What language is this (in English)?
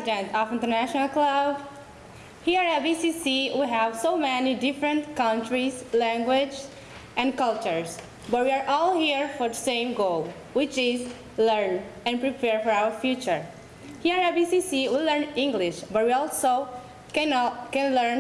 English